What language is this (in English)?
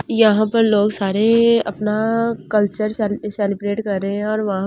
Hindi